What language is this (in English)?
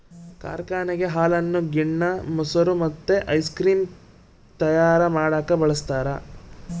Kannada